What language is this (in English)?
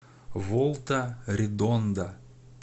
Russian